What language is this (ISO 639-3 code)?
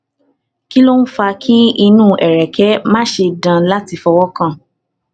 yor